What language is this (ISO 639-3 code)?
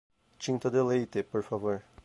por